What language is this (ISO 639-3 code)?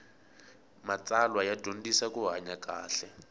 tso